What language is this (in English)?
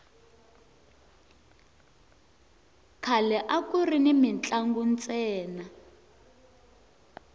Tsonga